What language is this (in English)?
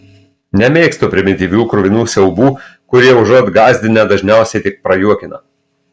Lithuanian